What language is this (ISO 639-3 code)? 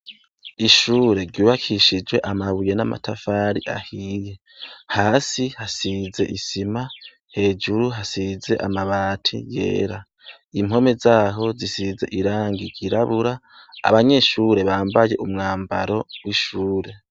run